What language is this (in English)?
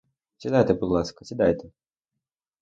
Ukrainian